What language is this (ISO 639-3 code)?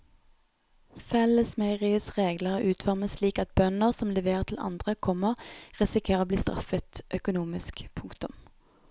nor